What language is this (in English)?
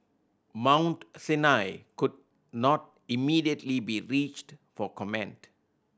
English